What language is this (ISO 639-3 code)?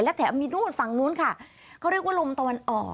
tha